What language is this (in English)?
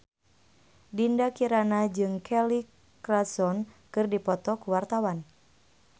Sundanese